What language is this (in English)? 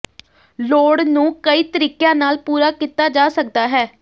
Punjabi